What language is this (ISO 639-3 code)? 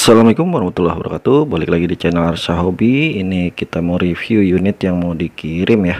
ind